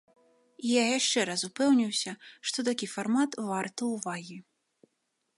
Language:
Belarusian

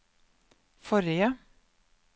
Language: Norwegian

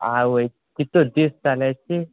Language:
Konkani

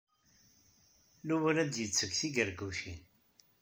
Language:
Kabyle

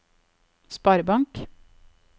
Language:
Norwegian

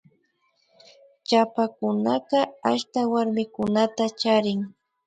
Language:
Imbabura Highland Quichua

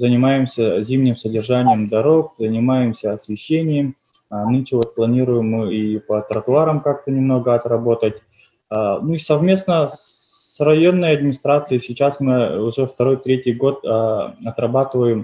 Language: Russian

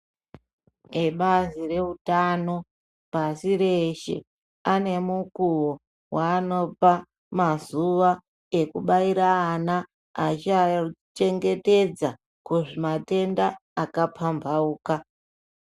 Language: Ndau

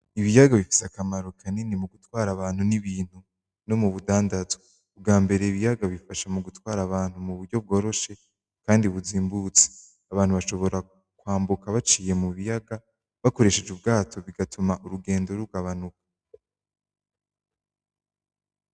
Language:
Rundi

